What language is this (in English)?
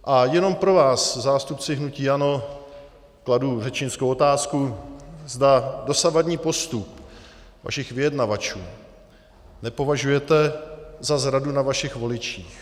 Czech